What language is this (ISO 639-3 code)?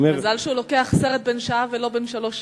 heb